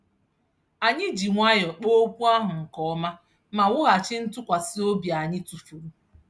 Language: Igbo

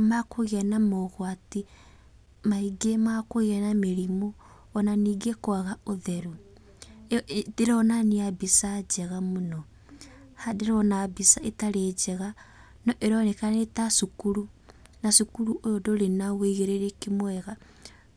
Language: Kikuyu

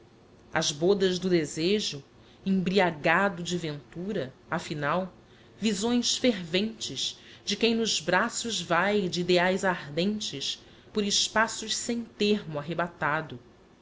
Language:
Portuguese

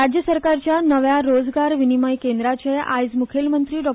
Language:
Konkani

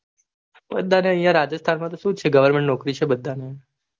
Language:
Gujarati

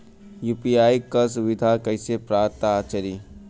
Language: Bhojpuri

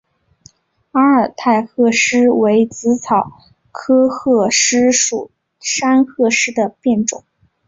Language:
Chinese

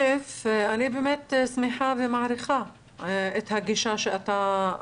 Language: Hebrew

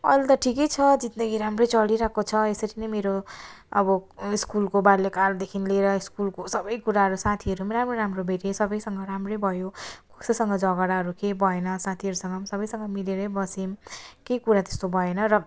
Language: Nepali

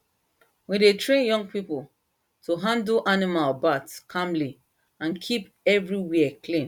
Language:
Nigerian Pidgin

